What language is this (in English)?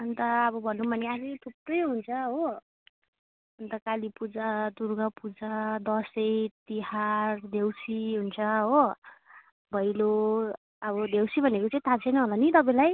Nepali